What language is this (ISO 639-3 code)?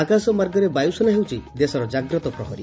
ori